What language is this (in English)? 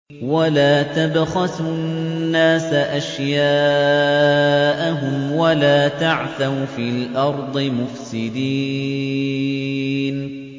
Arabic